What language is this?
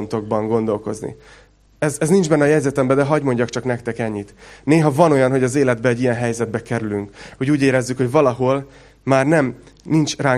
Hungarian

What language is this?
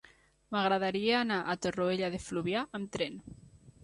Catalan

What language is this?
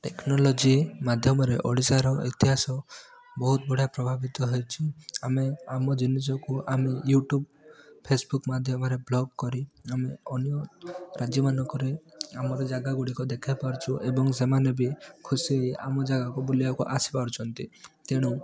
Odia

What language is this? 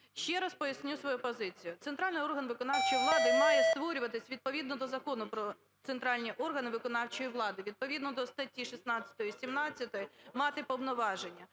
Ukrainian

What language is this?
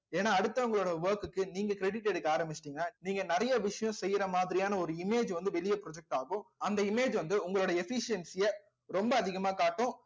Tamil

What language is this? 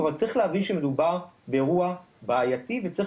Hebrew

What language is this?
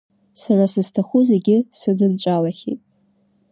Abkhazian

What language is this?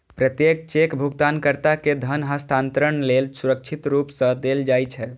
Maithili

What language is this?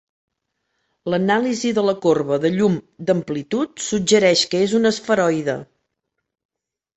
Catalan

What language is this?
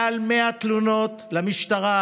Hebrew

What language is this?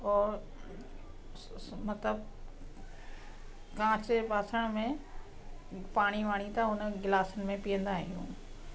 Sindhi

